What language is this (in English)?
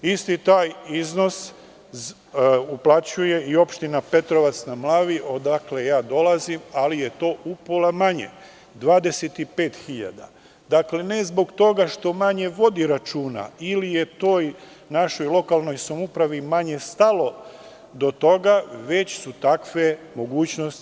Serbian